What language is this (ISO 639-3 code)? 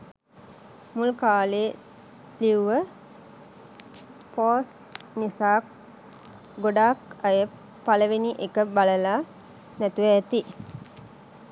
sin